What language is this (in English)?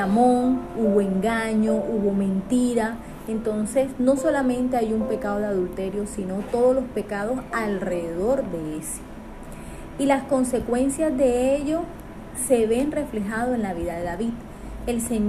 Spanish